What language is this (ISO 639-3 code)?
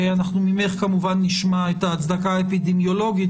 heb